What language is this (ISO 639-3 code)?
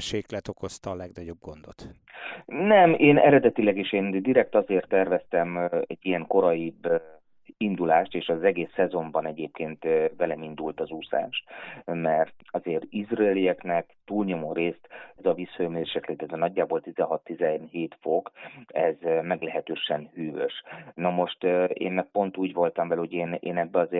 hun